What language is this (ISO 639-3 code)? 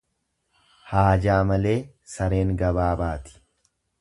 orm